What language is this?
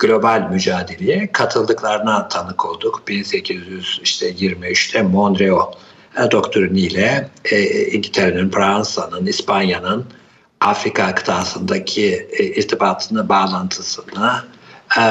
Turkish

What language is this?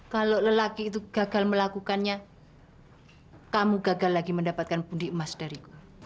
Indonesian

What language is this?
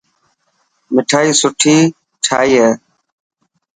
Dhatki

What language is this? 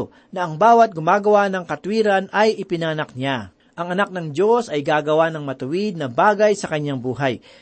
Filipino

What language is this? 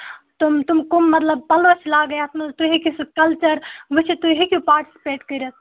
Kashmiri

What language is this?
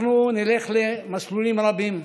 Hebrew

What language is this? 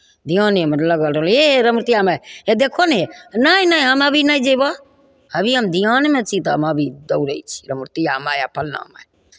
Maithili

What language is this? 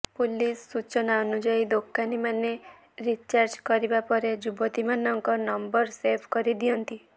Odia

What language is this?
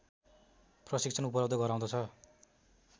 Nepali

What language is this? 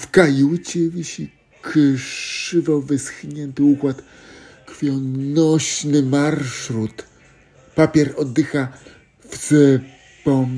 Polish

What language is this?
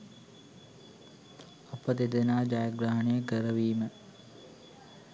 Sinhala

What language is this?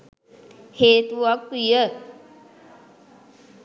Sinhala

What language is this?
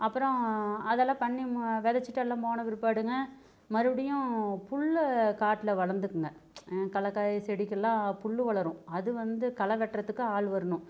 Tamil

